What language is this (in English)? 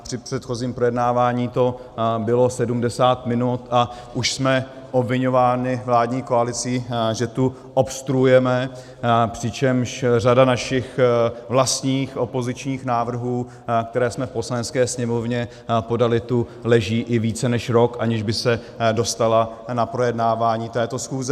Czech